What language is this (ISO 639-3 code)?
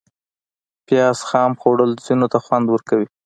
pus